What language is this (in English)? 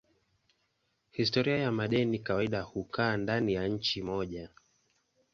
Swahili